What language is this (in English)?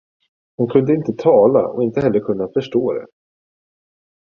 Swedish